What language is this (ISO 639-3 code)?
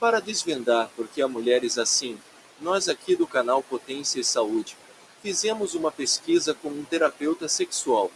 por